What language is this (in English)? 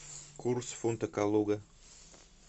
Russian